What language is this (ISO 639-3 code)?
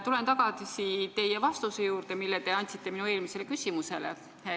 est